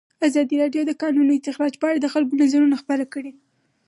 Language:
Pashto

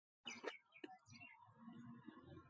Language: Sindhi Bhil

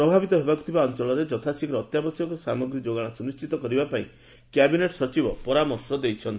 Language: Odia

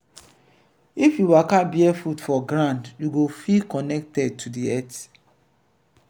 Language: Nigerian Pidgin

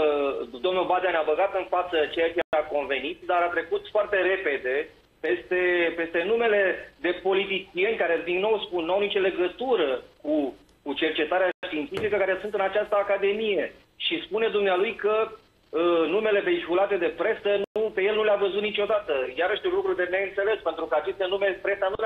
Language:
Romanian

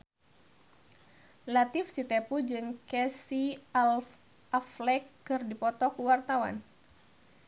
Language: Sundanese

